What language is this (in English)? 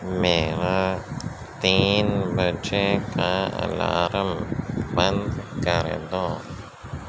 Urdu